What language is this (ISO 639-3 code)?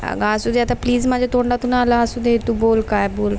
mar